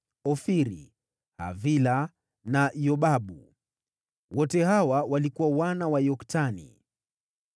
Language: Swahili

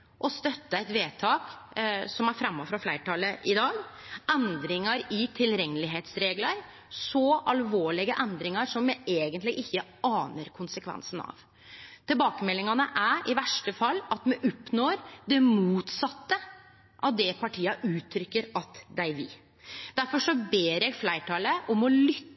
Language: Norwegian Nynorsk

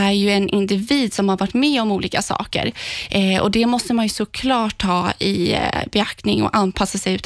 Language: Swedish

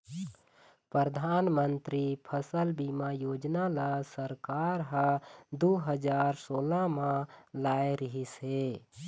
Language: Chhattisgarhi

